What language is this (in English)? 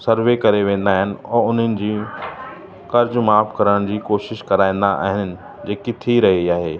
Sindhi